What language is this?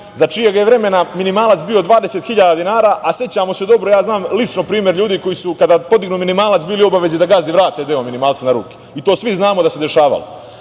Serbian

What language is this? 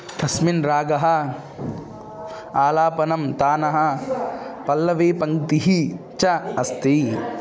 Sanskrit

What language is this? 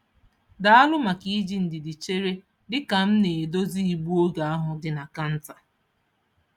Igbo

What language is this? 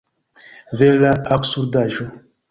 Esperanto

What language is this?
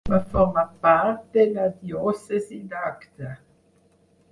Catalan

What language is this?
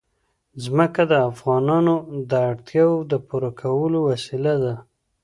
Pashto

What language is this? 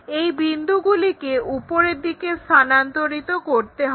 Bangla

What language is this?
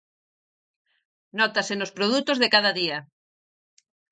Galician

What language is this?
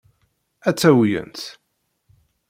Kabyle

